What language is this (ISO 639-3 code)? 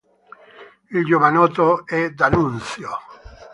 ita